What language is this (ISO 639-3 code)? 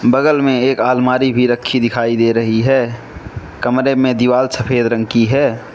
hin